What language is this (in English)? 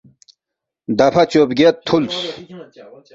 Balti